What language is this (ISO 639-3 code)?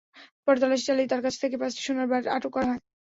ben